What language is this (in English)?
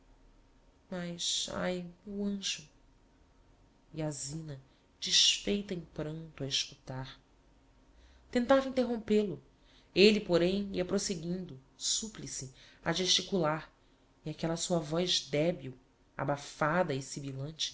Portuguese